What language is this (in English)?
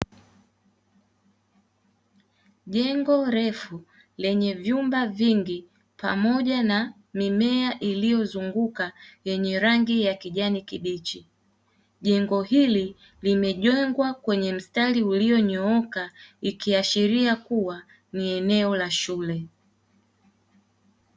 Swahili